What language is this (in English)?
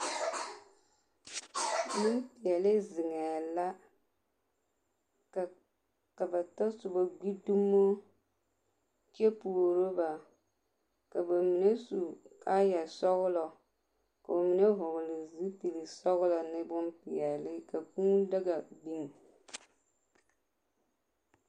Southern Dagaare